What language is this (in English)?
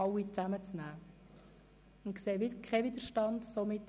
Swiss German